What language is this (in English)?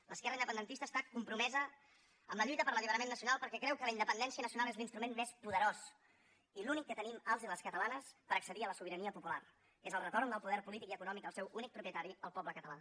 Catalan